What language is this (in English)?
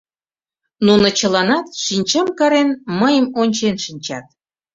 Mari